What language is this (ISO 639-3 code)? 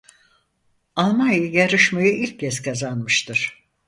tur